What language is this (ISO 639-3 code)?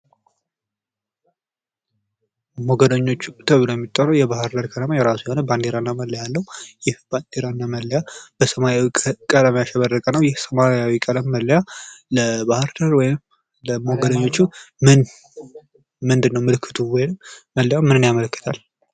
amh